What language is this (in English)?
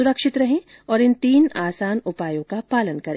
Hindi